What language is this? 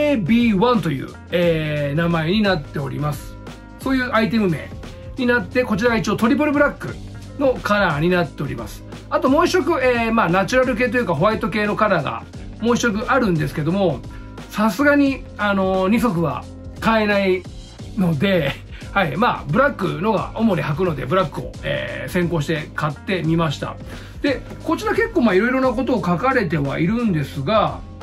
Japanese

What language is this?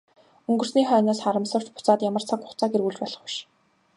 Mongolian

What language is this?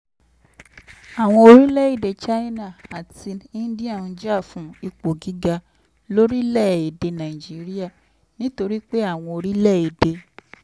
Yoruba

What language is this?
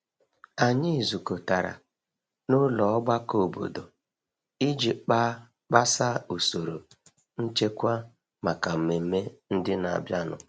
Igbo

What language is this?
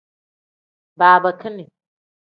Tem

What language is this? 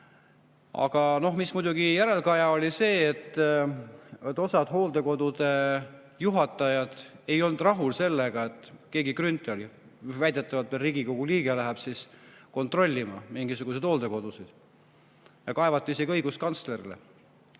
Estonian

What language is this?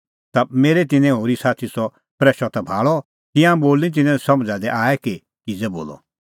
Kullu Pahari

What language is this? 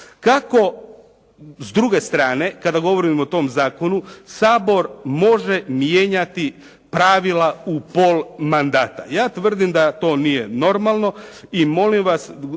Croatian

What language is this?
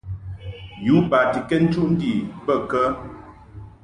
Mungaka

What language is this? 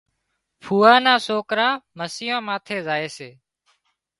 Wadiyara Koli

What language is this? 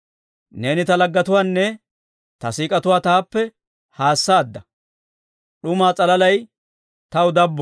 Dawro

